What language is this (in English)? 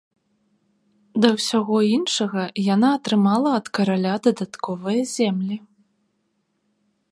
Belarusian